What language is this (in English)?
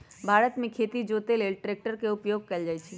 Magahi